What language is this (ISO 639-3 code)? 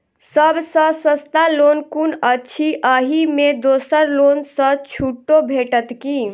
mai